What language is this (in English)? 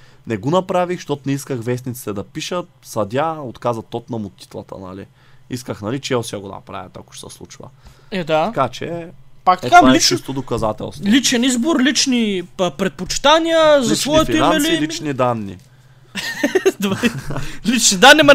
Bulgarian